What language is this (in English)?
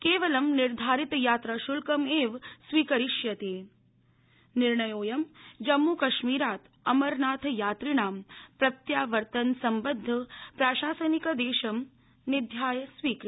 Sanskrit